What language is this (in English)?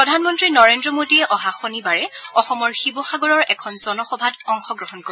Assamese